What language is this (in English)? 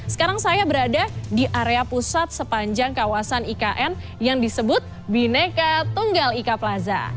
Indonesian